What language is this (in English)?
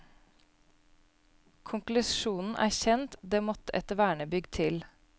Norwegian